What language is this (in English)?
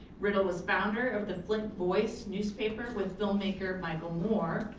English